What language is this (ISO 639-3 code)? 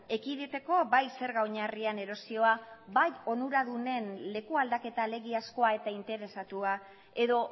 eus